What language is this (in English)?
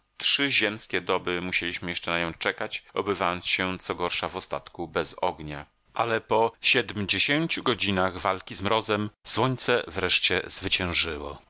Polish